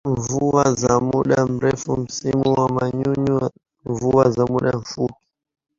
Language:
Swahili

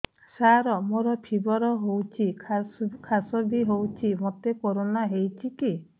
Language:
Odia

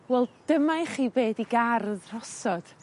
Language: Welsh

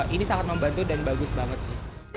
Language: Indonesian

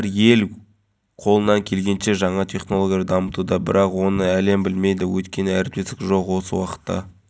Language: Kazakh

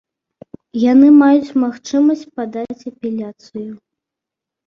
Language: Belarusian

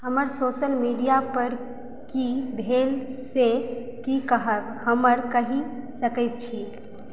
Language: Maithili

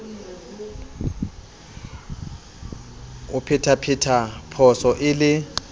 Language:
Southern Sotho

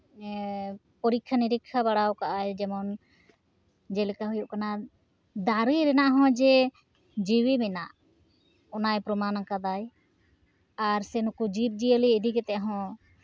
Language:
Santali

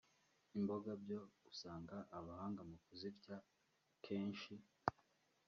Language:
Kinyarwanda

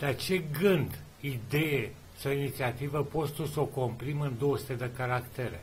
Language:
Romanian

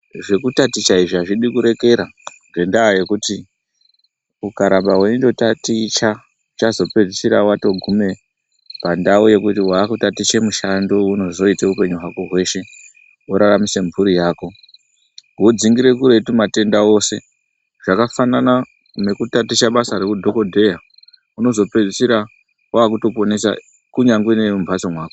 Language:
Ndau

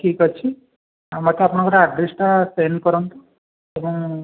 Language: Odia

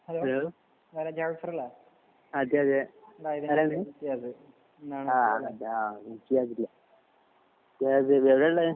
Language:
Malayalam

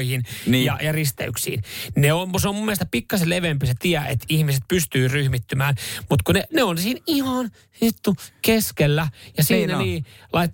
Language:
Finnish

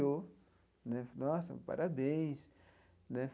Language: Portuguese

